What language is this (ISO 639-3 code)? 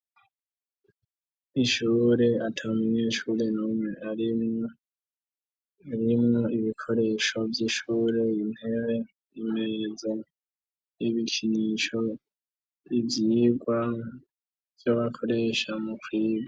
run